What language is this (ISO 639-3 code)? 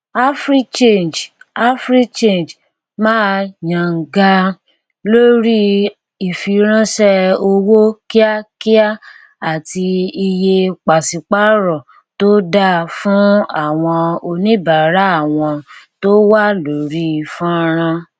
yor